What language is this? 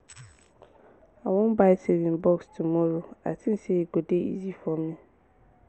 Nigerian Pidgin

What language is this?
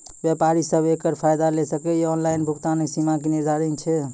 Maithili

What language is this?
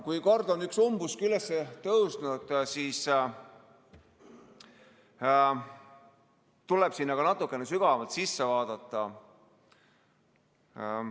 Estonian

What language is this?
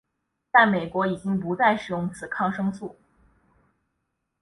Chinese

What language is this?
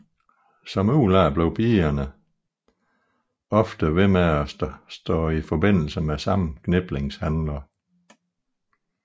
Danish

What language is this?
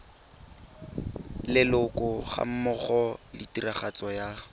Tswana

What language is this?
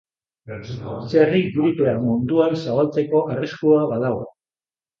Basque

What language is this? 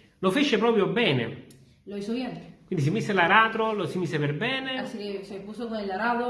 Italian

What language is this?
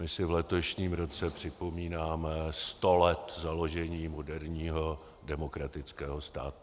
Czech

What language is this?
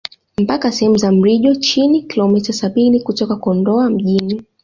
Swahili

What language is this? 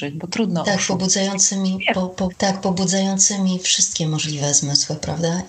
Polish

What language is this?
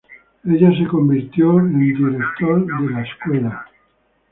Spanish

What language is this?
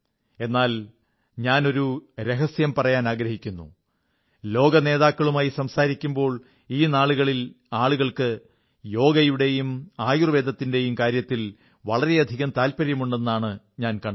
Malayalam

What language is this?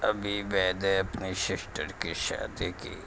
Urdu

